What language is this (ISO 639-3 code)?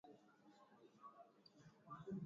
swa